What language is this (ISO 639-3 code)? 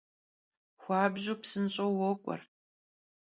kbd